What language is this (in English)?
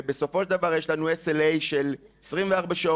Hebrew